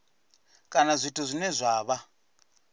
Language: Venda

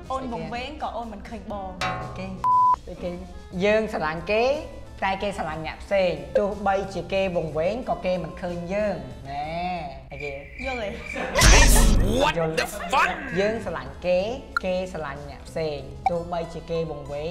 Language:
Thai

